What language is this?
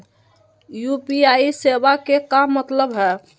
Magahi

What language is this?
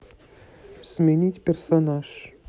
Russian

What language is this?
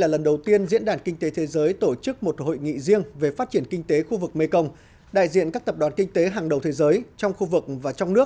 Vietnamese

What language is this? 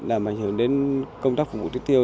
Vietnamese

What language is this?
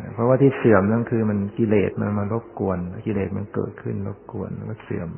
Thai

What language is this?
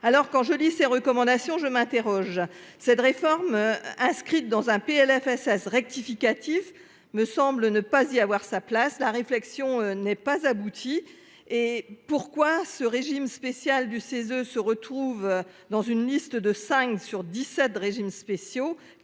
French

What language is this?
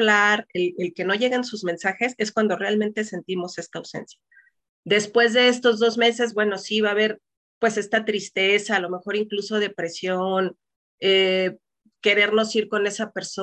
Spanish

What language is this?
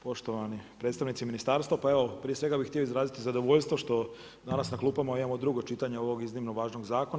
Croatian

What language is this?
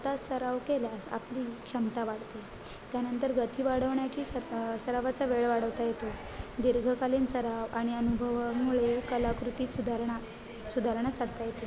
Marathi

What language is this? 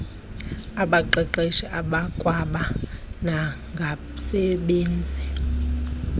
Xhosa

